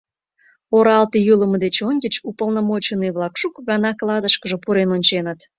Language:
Mari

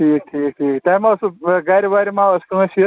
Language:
Kashmiri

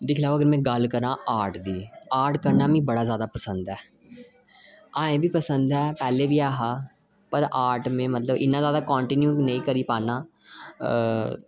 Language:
Dogri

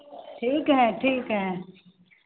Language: Hindi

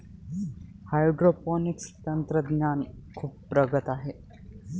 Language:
Marathi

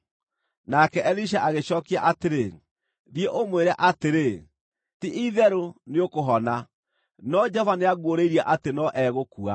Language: Kikuyu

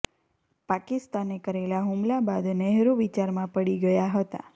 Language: Gujarati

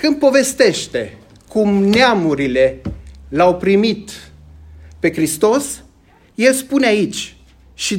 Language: Romanian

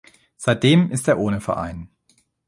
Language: German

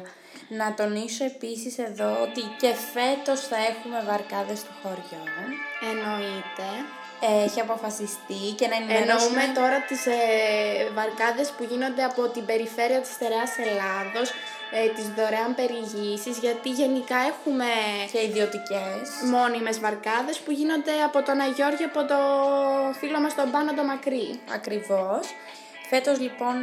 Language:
Greek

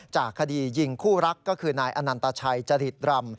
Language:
Thai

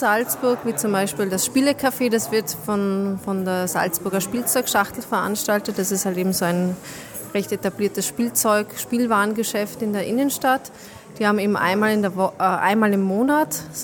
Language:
German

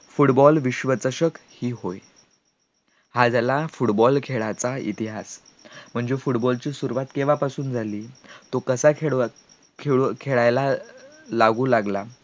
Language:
Marathi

